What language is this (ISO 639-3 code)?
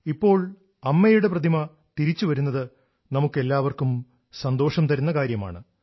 mal